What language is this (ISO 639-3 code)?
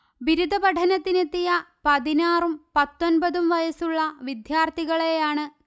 mal